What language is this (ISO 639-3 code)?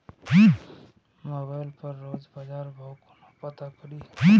mai